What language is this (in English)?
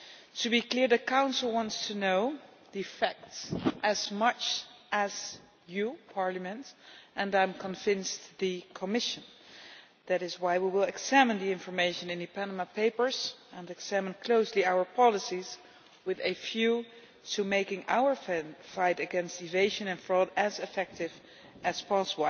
English